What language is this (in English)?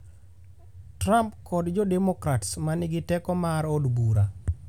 Luo (Kenya and Tanzania)